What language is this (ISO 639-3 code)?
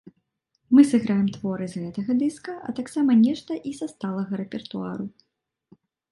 bel